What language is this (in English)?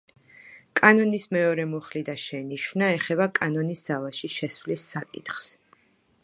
Georgian